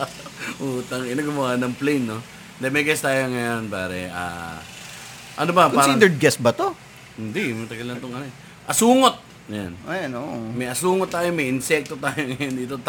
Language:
Filipino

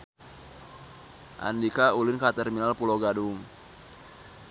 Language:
Sundanese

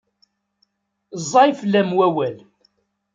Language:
Kabyle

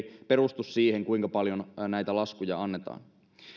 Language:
Finnish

